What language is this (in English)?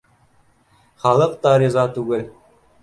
Bashkir